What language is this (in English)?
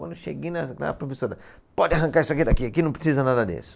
Portuguese